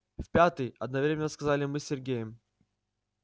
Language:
Russian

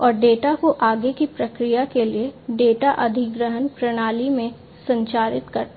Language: Hindi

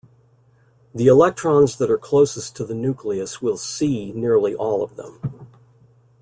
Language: English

